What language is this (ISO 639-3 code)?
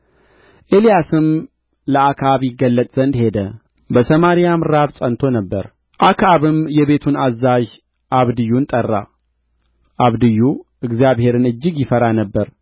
amh